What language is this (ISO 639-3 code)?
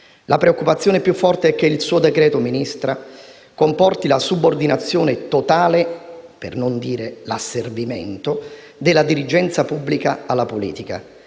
ita